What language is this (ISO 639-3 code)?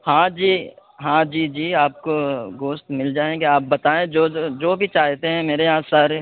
urd